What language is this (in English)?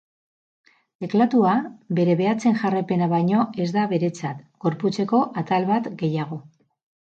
Basque